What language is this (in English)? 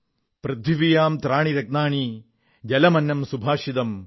Malayalam